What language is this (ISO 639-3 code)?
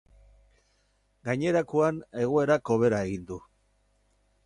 eus